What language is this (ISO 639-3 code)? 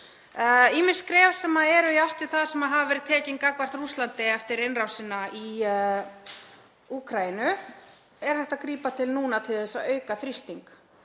isl